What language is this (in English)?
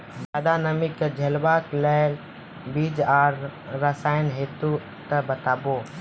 Maithili